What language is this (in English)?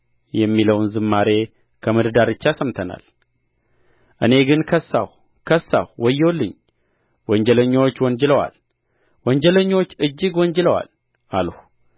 Amharic